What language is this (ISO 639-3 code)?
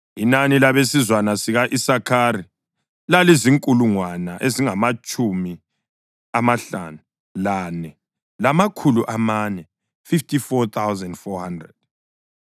nde